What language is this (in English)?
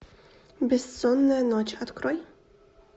Russian